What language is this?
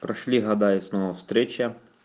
Russian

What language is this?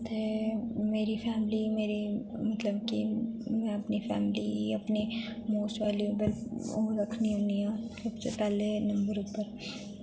Dogri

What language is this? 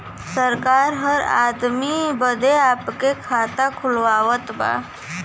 Bhojpuri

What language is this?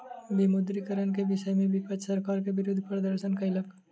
Maithili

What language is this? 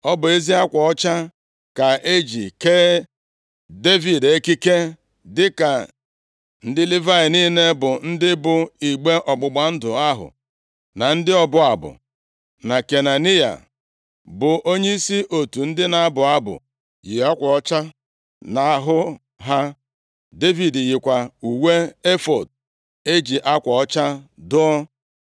Igbo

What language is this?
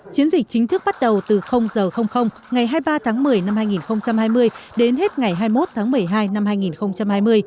Vietnamese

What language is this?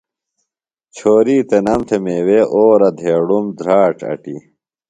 Phalura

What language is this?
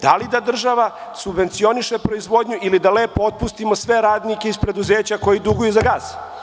Serbian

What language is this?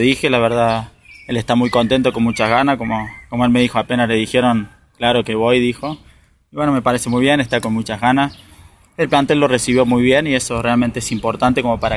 Spanish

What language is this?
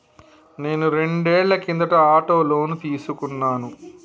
Telugu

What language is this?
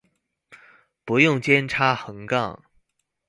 Chinese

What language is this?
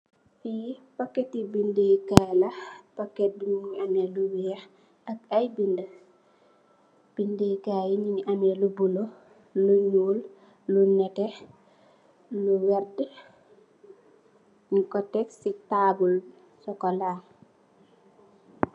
Wolof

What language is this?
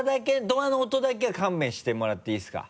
Japanese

